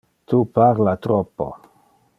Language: Interlingua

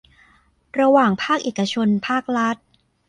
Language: Thai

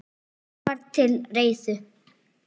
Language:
Icelandic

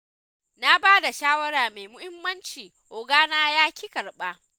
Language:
Hausa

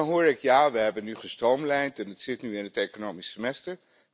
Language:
Dutch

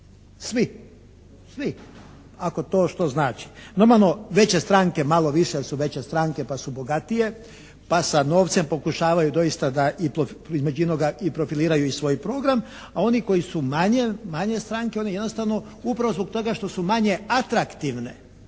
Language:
Croatian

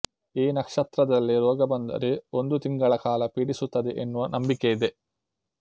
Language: Kannada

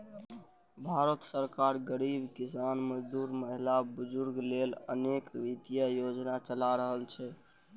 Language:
Maithili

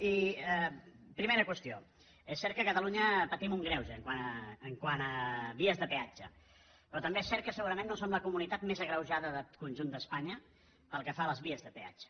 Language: Catalan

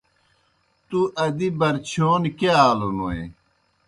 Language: Kohistani Shina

